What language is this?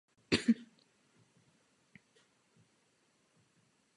Czech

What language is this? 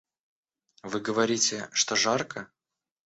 Russian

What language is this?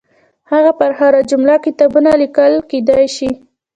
Pashto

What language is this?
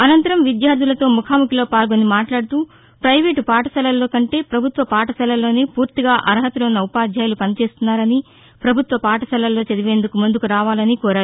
Telugu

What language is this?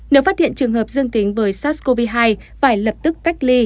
Vietnamese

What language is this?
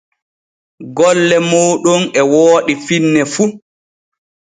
Borgu Fulfulde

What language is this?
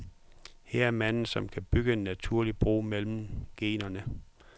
Danish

